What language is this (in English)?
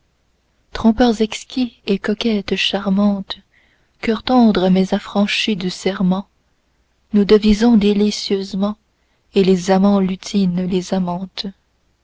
French